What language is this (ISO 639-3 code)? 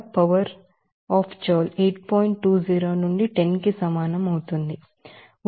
tel